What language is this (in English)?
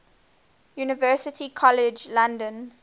English